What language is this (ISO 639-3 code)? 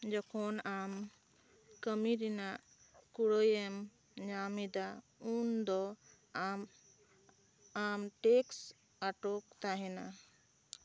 sat